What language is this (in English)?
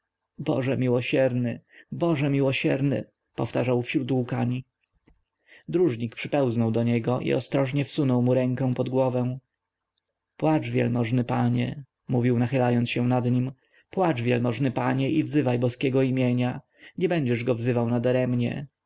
Polish